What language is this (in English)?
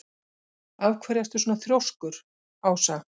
Icelandic